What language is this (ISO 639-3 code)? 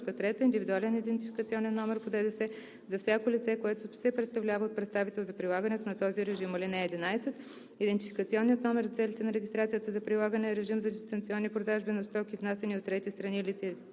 bul